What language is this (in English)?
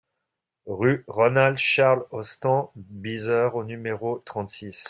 French